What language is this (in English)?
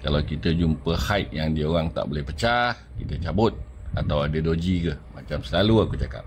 Malay